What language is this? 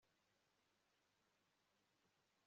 Kinyarwanda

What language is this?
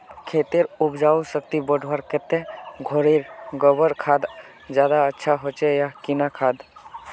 Magahi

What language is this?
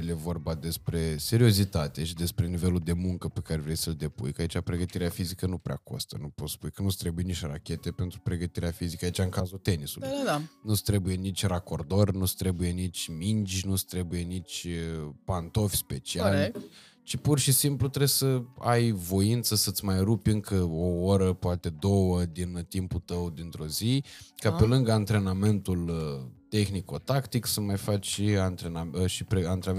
Romanian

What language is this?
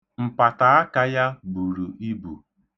Igbo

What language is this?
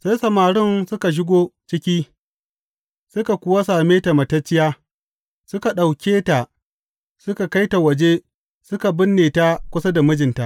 Hausa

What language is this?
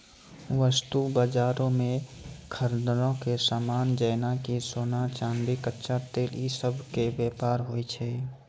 Maithili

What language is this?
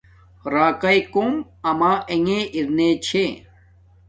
Domaaki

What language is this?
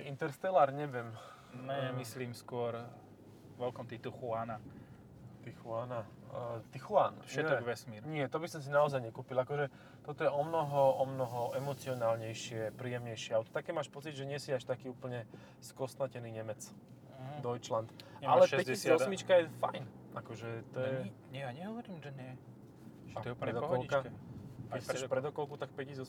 Slovak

